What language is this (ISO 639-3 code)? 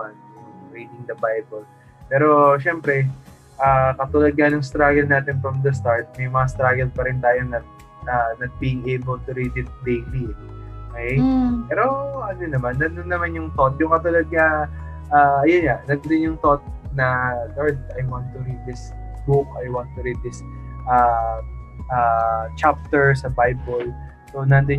fil